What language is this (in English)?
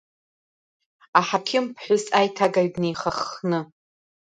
Abkhazian